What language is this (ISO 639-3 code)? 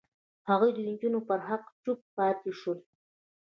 pus